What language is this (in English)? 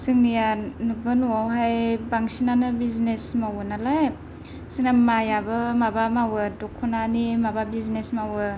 Bodo